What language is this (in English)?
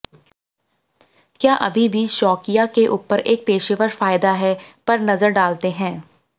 Hindi